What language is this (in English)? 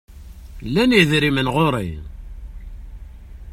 Kabyle